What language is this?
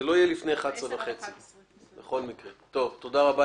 Hebrew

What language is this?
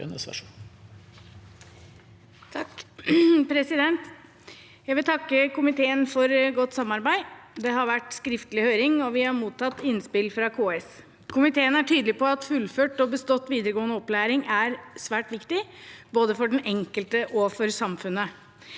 Norwegian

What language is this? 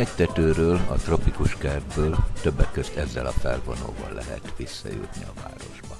Hungarian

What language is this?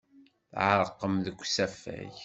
Kabyle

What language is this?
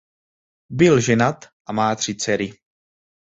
Czech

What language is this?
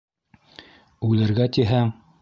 Bashkir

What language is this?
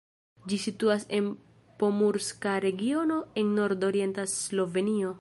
Esperanto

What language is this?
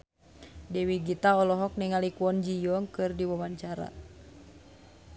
Sundanese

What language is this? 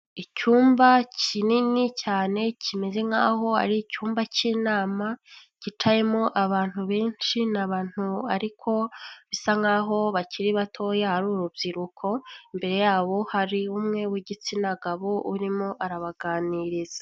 Kinyarwanda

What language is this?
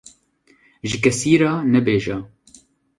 Kurdish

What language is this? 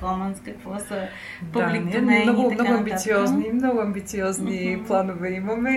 Bulgarian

